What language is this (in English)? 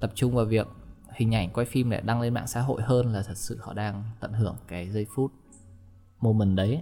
Vietnamese